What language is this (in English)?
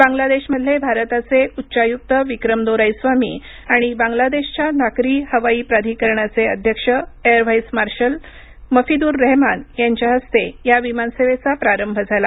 Marathi